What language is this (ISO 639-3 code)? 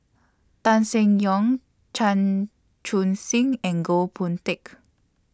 eng